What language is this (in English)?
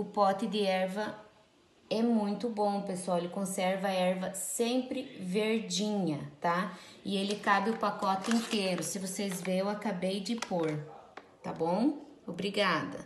Portuguese